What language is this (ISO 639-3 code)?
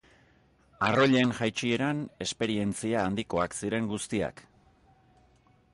eus